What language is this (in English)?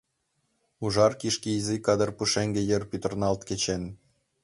Mari